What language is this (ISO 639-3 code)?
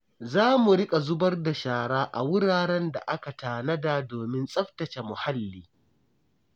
hau